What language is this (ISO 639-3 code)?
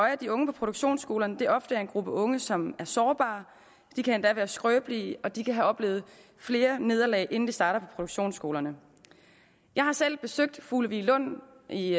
dan